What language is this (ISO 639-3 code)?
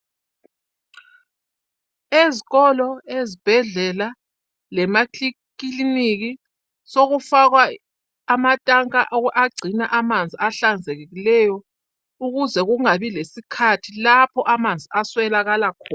nde